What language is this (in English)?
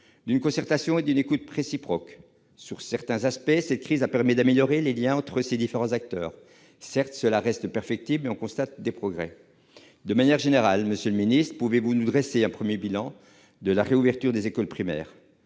French